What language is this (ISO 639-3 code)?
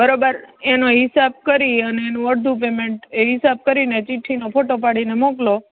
guj